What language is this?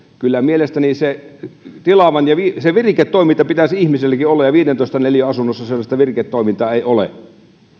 Finnish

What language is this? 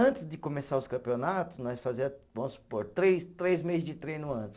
Portuguese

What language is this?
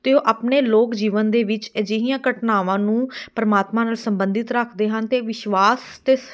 Punjabi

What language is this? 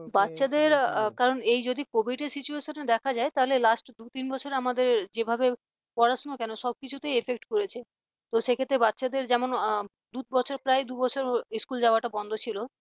Bangla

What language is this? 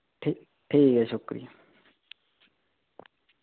Dogri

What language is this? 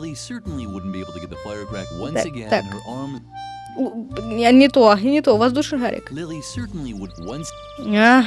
Russian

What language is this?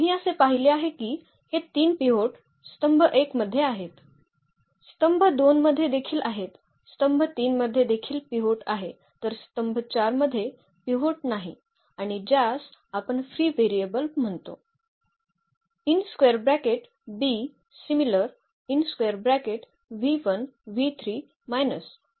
Marathi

